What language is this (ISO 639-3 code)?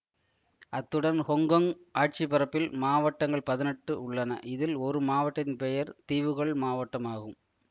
tam